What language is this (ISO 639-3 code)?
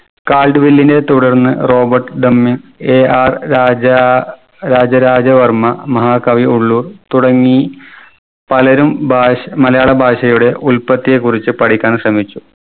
mal